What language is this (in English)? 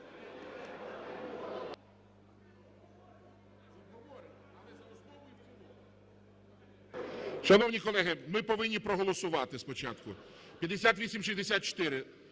Ukrainian